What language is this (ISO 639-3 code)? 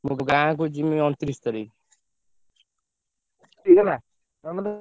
ori